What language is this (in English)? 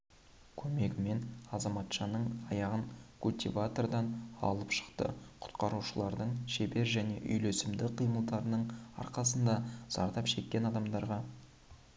Kazakh